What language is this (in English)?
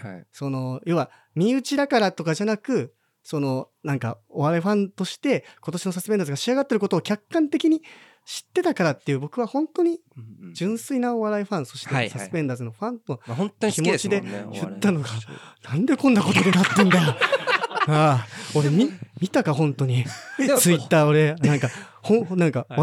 Japanese